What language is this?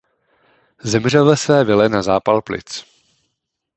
Czech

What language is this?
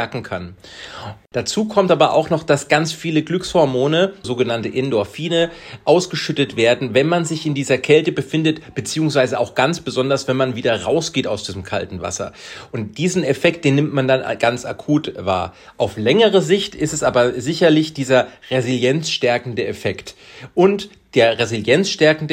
German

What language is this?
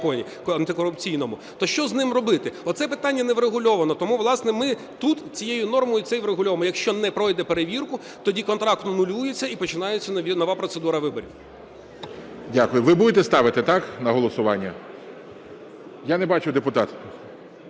Ukrainian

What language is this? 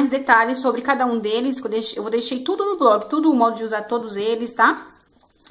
Portuguese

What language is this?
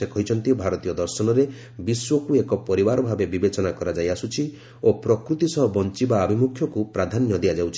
Odia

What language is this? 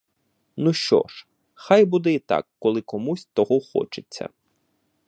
Ukrainian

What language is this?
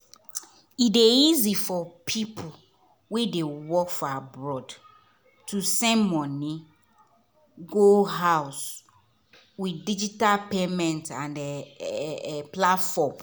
Nigerian Pidgin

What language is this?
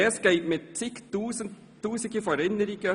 Swiss German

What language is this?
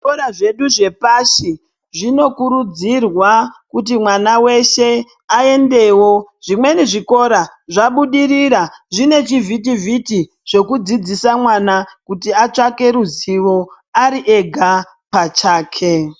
Ndau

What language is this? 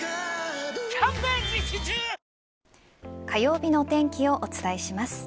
Japanese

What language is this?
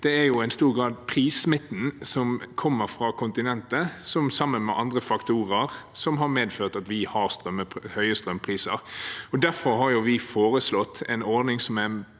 Norwegian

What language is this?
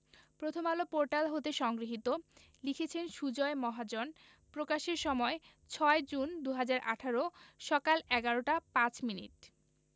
Bangla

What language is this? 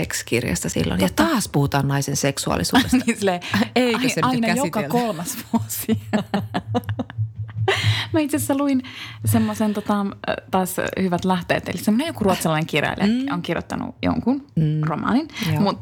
Finnish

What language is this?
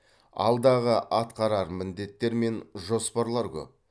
Kazakh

